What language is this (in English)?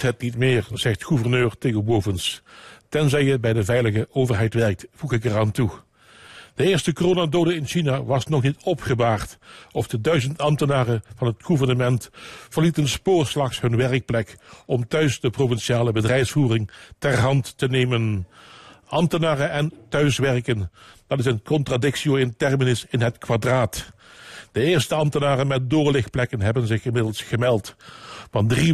Dutch